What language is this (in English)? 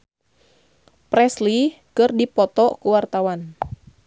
Sundanese